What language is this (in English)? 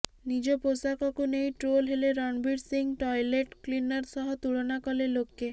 Odia